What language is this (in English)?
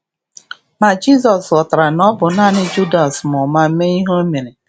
Igbo